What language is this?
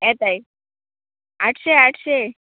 Konkani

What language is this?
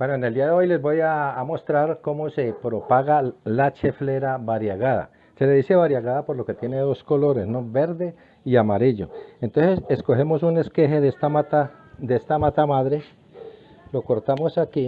Spanish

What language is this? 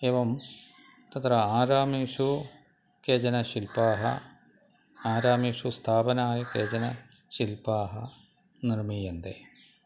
Sanskrit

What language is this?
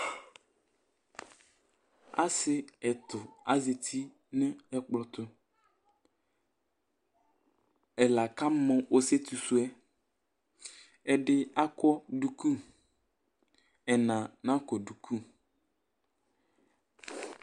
Ikposo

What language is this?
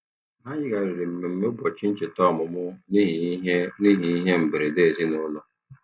Igbo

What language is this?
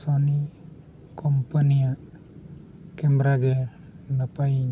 Santali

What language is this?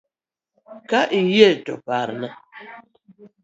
Luo (Kenya and Tanzania)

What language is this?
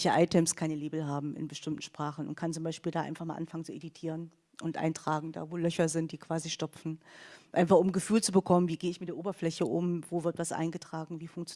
German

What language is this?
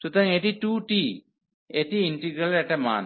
Bangla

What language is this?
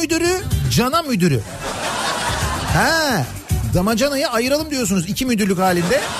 Turkish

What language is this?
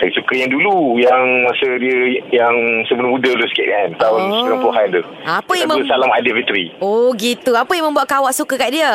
Malay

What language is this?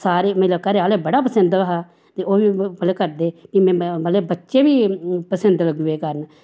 Dogri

